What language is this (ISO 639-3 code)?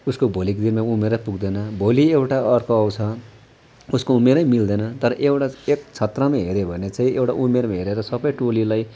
nep